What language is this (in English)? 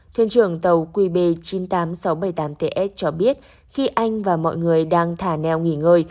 Vietnamese